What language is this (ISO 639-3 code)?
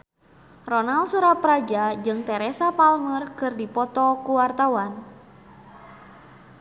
sun